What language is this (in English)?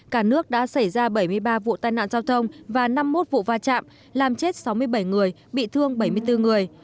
Vietnamese